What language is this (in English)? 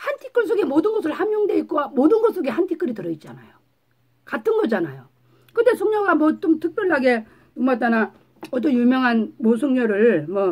Korean